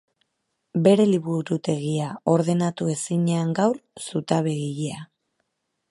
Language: Basque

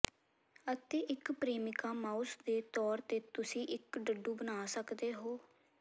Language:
Punjabi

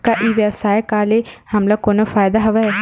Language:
Chhattisgarhi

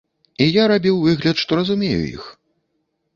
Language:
Belarusian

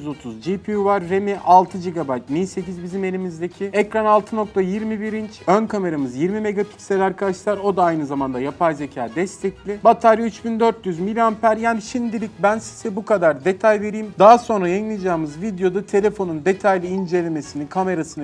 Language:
Turkish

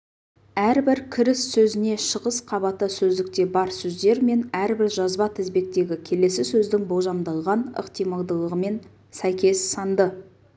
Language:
Kazakh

